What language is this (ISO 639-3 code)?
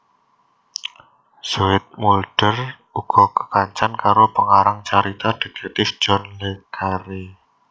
jav